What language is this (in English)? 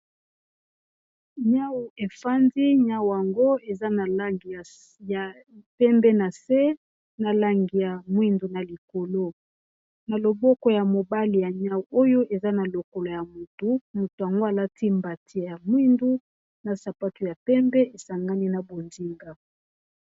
Lingala